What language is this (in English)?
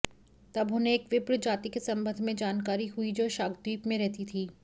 Hindi